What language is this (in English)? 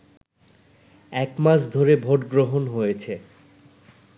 Bangla